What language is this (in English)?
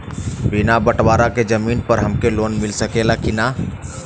Bhojpuri